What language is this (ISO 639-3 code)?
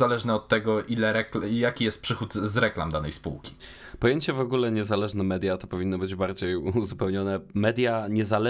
pol